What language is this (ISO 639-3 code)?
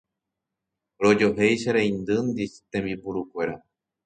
grn